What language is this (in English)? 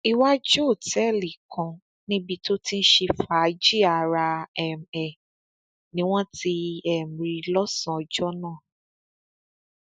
Yoruba